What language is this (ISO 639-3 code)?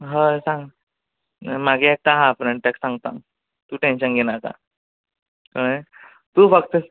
kok